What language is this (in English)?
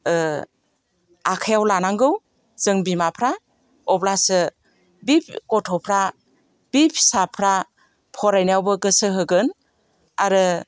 Bodo